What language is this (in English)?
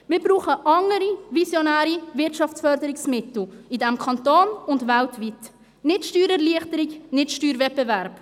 Swiss German